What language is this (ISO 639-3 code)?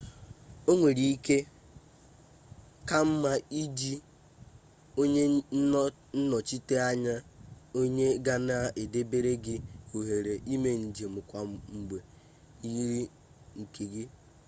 ibo